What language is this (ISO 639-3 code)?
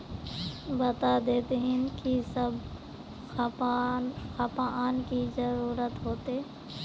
mag